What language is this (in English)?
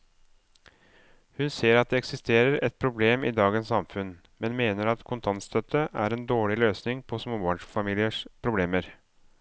Norwegian